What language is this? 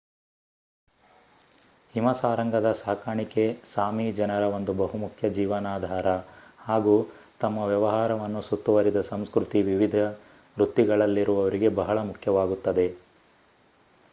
Kannada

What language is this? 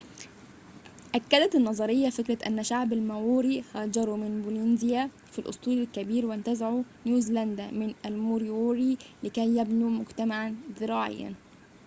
Arabic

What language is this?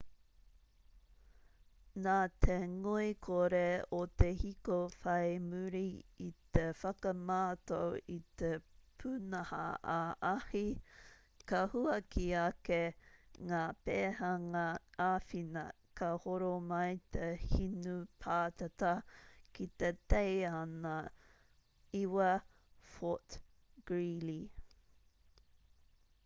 Māori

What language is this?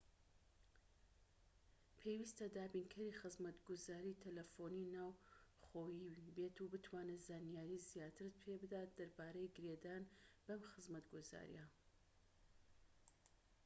Central Kurdish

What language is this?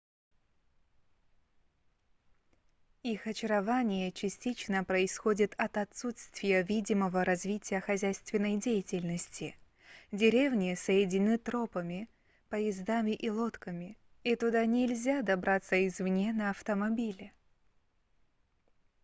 Russian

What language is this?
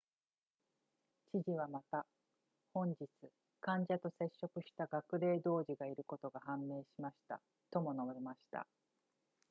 Japanese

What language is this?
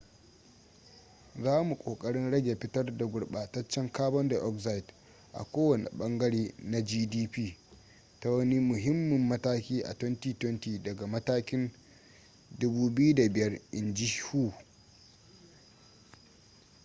Hausa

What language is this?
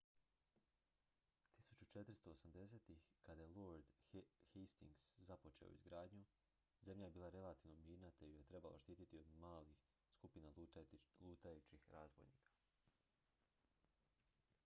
Croatian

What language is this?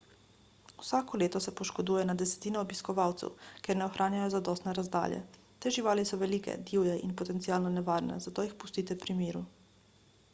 Slovenian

